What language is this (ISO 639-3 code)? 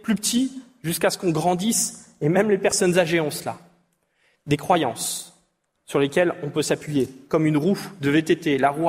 fra